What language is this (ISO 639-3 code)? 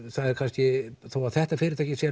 isl